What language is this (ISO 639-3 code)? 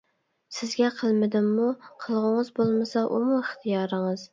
uig